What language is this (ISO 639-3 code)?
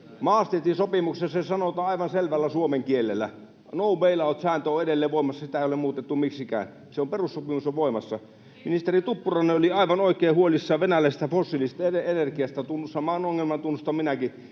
fin